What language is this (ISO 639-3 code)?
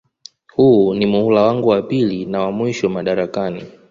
swa